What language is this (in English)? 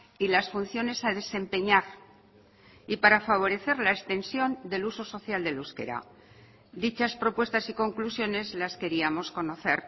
Spanish